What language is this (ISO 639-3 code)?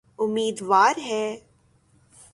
urd